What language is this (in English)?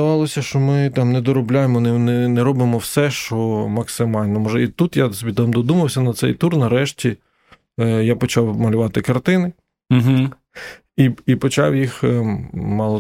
Ukrainian